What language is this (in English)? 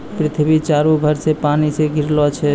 Maithili